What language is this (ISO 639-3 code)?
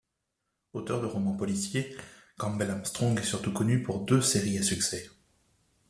fra